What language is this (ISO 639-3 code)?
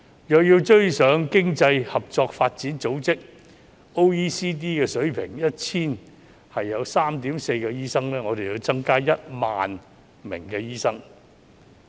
yue